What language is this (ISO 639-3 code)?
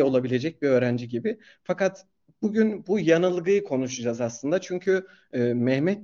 tur